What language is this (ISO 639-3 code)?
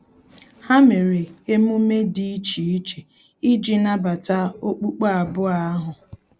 ibo